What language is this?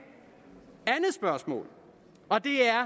Danish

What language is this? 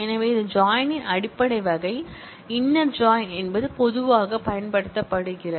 Tamil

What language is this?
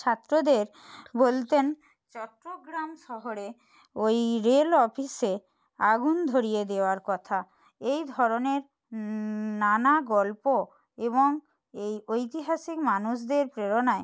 Bangla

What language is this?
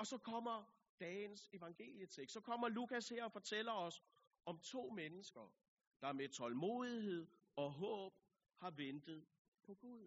Danish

